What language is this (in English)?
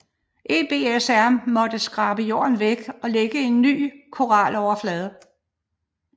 Danish